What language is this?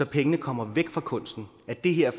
Danish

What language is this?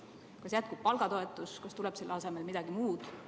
Estonian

